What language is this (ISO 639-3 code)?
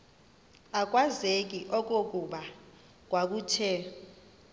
xho